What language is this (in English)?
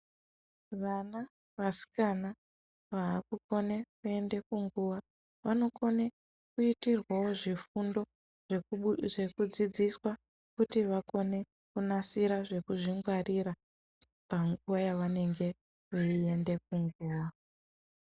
Ndau